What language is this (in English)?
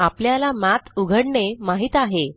Marathi